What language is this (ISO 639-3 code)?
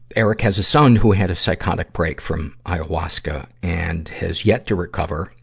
eng